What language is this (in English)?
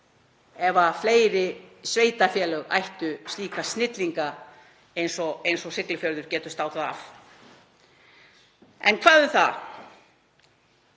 Icelandic